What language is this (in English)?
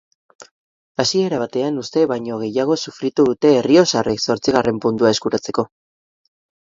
Basque